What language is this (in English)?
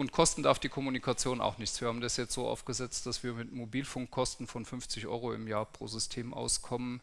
German